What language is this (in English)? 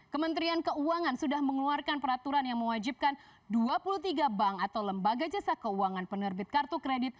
Indonesian